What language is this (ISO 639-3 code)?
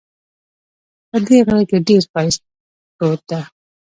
pus